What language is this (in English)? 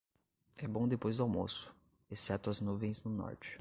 Portuguese